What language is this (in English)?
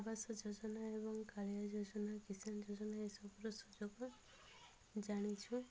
Odia